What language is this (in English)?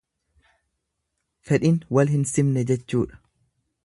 Oromo